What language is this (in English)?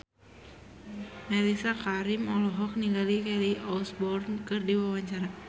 Sundanese